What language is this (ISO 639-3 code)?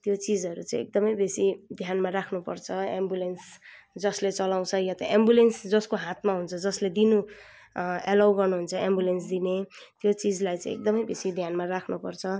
nep